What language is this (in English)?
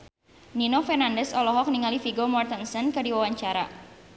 Sundanese